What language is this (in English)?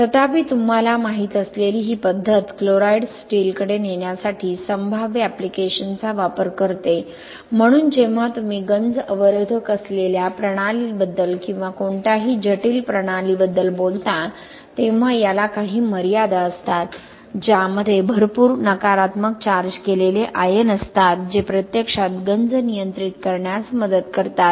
Marathi